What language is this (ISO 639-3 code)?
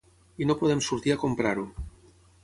cat